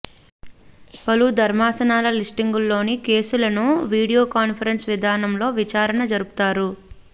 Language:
Telugu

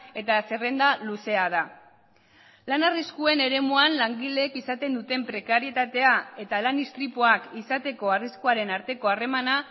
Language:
Basque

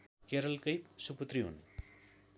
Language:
Nepali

